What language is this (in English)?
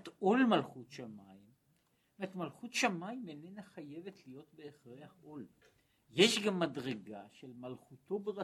Hebrew